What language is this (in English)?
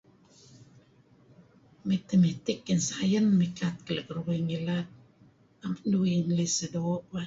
Kelabit